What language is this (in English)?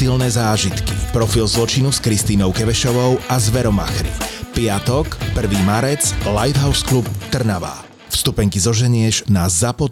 Slovak